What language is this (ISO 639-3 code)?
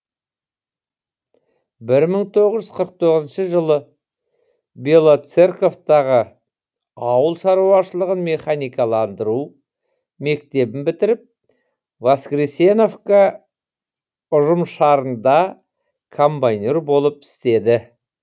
kaz